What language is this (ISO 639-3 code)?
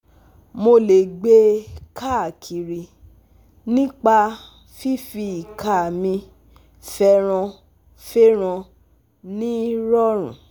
yor